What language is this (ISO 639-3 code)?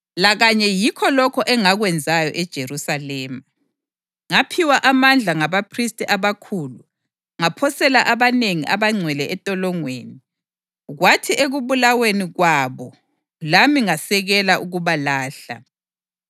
nde